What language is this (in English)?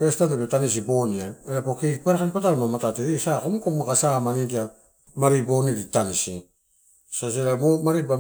Torau